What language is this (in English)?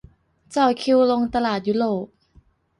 Thai